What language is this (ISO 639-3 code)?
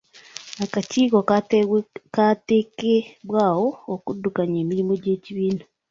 lug